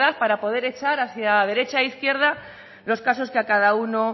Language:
Spanish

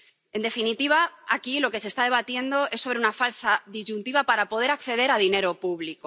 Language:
Spanish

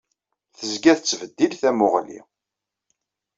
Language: Kabyle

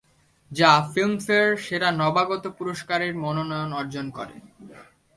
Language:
Bangla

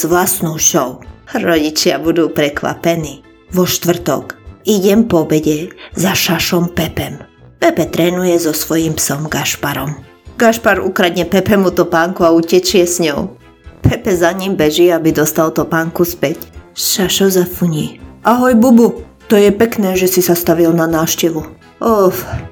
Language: Slovak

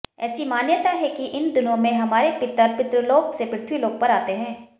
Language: Hindi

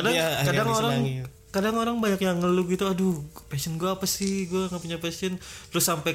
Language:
Indonesian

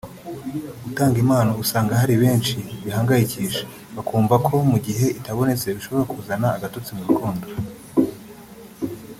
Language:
Kinyarwanda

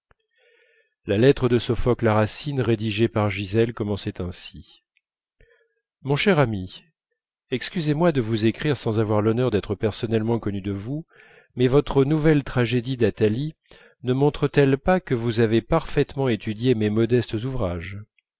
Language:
French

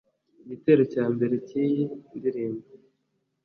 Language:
Kinyarwanda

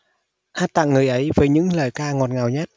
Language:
Vietnamese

